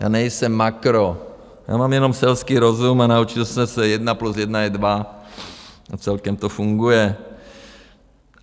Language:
Czech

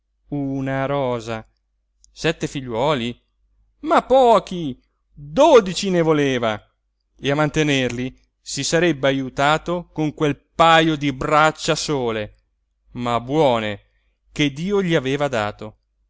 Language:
Italian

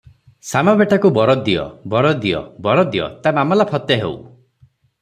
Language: Odia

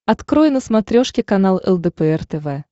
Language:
Russian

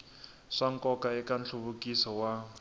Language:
Tsonga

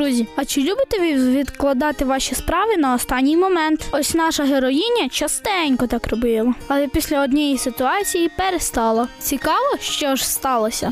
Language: Ukrainian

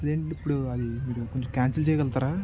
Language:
Telugu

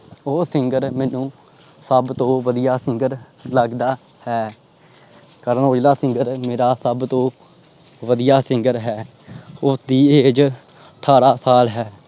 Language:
Punjabi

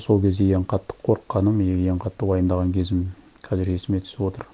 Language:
Kazakh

